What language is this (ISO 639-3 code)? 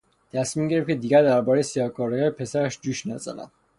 fas